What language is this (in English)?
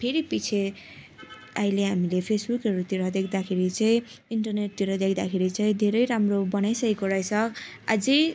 Nepali